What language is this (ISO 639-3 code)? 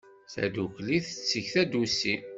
kab